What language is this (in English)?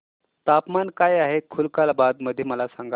Marathi